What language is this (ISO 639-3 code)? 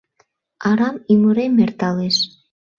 chm